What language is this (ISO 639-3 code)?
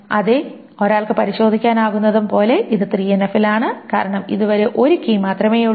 mal